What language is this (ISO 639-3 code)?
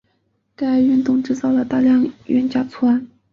zho